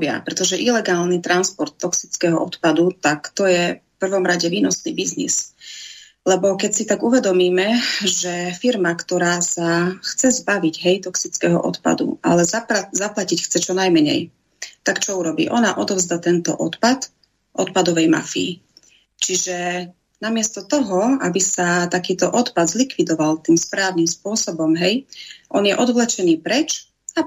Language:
Slovak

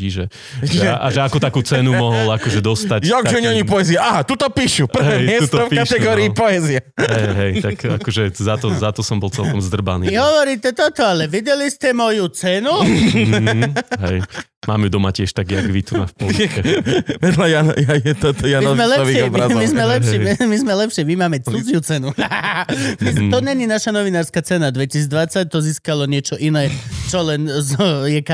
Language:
Slovak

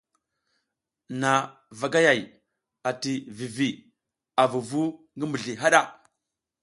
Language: South Giziga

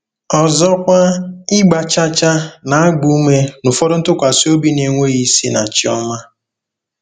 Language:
Igbo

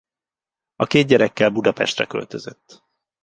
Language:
Hungarian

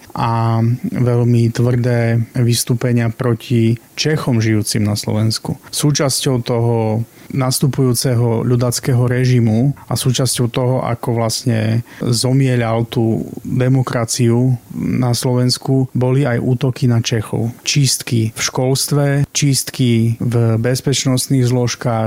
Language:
Slovak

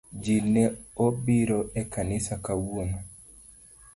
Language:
Luo (Kenya and Tanzania)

